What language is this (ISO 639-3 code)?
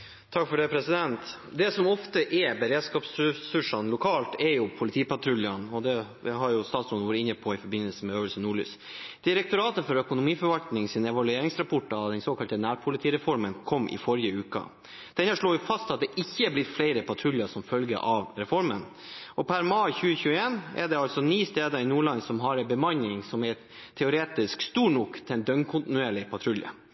nob